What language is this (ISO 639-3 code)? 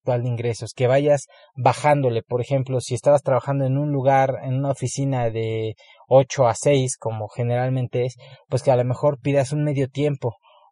spa